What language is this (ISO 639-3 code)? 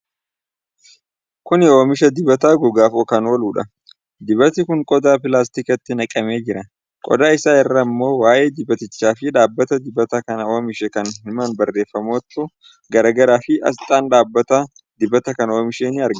orm